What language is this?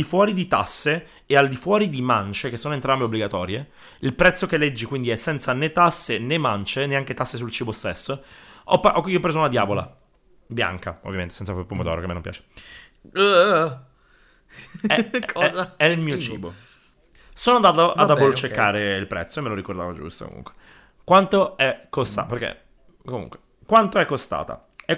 Italian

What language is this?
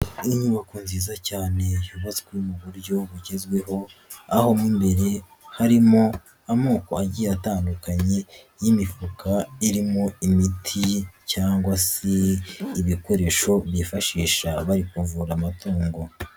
Kinyarwanda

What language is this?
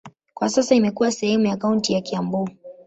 Swahili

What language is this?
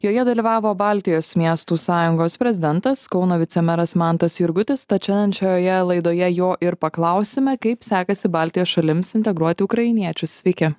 Lithuanian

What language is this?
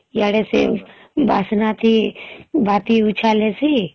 Odia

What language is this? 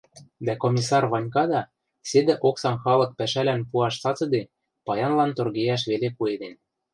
Western Mari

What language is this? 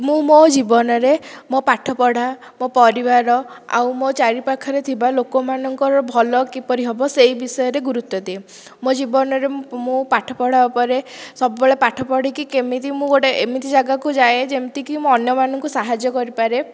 Odia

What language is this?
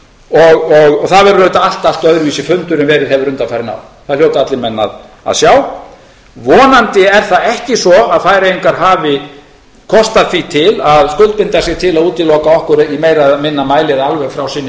Icelandic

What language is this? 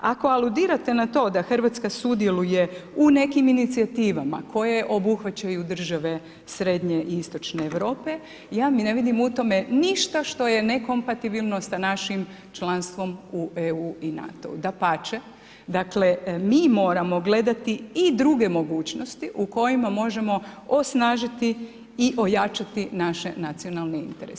Croatian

